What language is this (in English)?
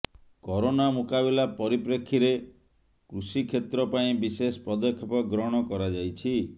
Odia